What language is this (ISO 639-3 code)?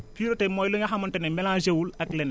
wol